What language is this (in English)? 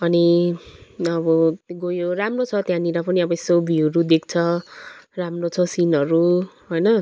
Nepali